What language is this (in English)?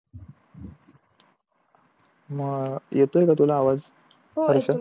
Marathi